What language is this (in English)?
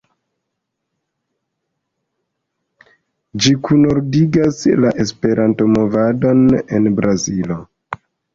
Esperanto